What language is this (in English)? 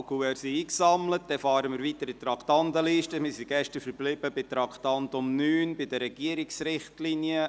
Swiss German